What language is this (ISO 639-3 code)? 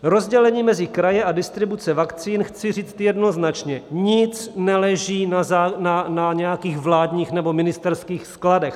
ces